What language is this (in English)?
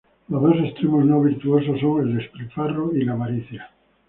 Spanish